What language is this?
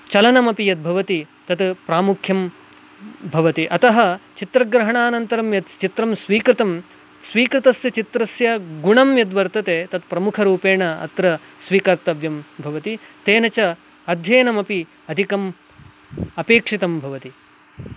Sanskrit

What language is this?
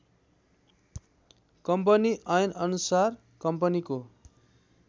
Nepali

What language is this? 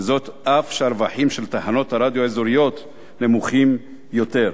Hebrew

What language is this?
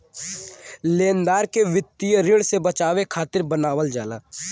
Bhojpuri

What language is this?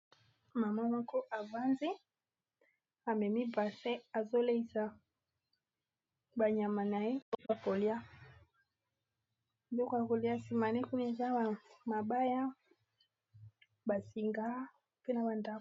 Lingala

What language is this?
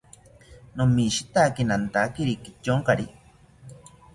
South Ucayali Ashéninka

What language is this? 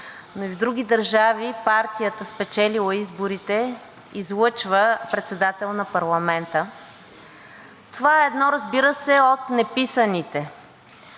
Bulgarian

